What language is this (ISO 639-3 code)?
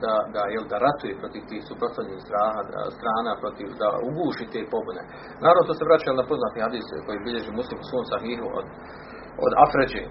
hrv